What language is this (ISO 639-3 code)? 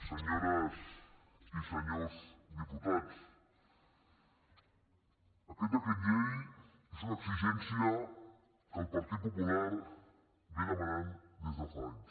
cat